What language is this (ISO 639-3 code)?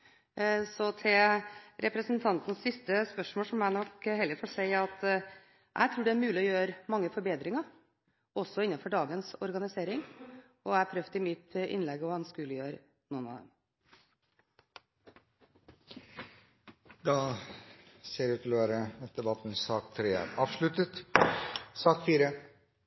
nob